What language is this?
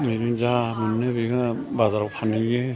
Bodo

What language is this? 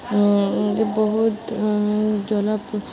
Odia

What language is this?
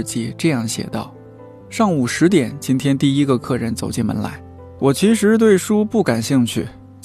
Chinese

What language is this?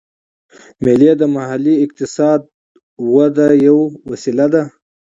Pashto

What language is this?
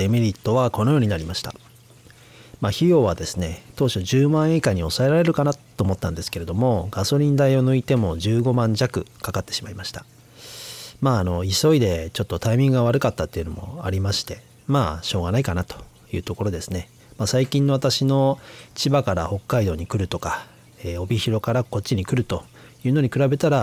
Japanese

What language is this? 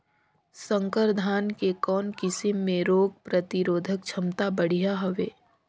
Chhattisgarhi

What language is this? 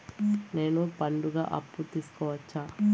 Telugu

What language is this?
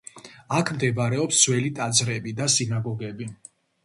Georgian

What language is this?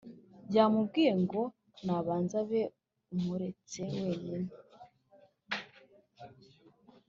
Kinyarwanda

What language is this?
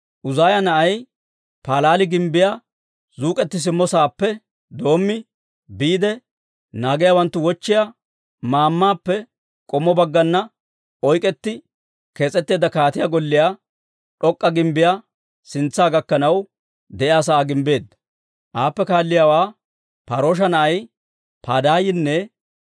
Dawro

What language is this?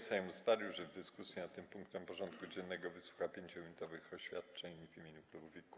Polish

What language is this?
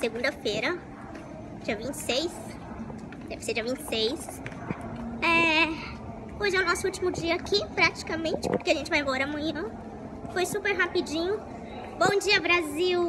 Portuguese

